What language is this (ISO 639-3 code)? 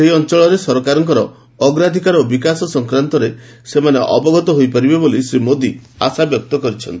ori